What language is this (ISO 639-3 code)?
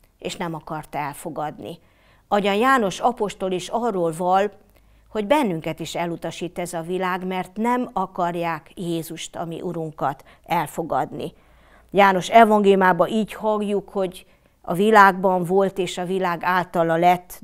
hun